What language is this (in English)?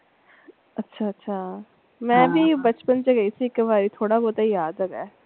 Punjabi